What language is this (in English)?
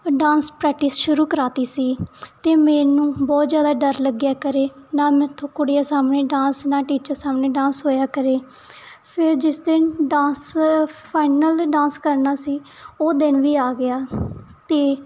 Punjabi